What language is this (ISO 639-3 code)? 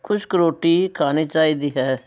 pan